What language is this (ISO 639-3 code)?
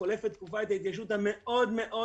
heb